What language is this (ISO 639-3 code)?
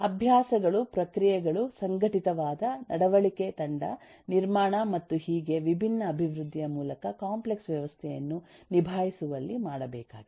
kan